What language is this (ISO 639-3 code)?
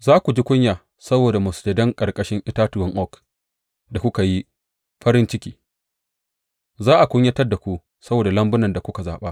hau